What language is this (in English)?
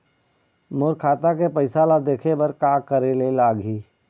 Chhattisgarhi